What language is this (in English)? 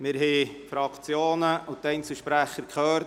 Swiss German